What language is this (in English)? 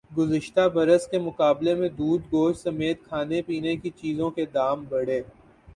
Urdu